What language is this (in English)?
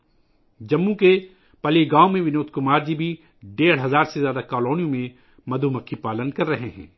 Urdu